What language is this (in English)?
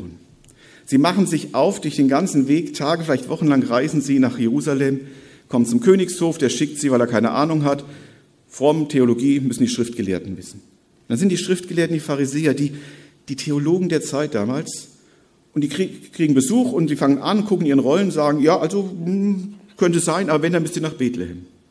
German